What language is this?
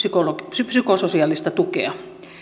Finnish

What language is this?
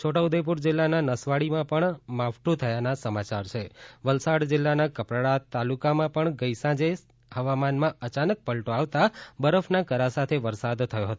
Gujarati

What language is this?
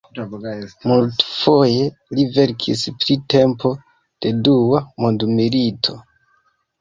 Esperanto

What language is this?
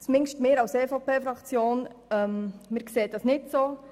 Swiss German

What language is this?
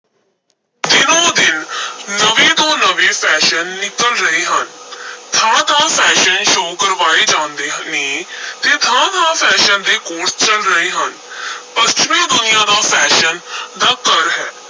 Punjabi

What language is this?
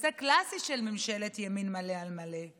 Hebrew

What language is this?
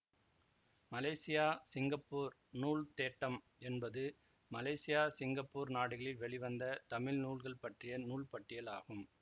Tamil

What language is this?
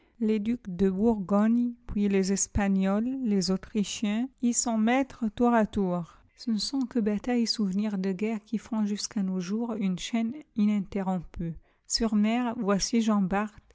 French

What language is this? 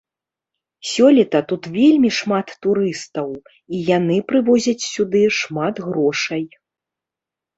Belarusian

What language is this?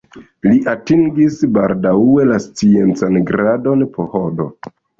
Esperanto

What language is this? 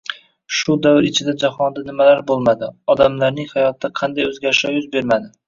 Uzbek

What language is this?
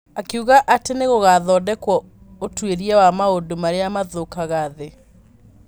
Kikuyu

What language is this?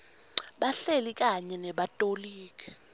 Swati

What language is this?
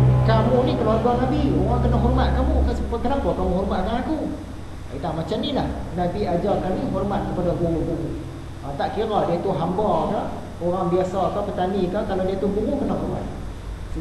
Malay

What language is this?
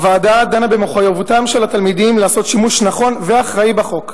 Hebrew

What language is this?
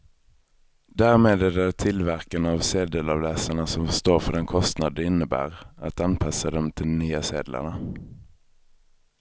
Swedish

